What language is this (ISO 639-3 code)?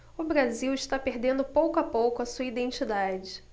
por